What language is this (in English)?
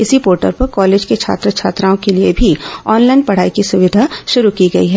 Hindi